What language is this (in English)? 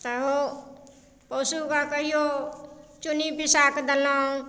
Maithili